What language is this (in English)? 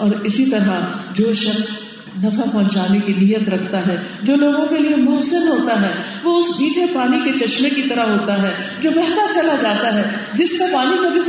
Urdu